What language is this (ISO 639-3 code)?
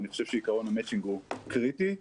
heb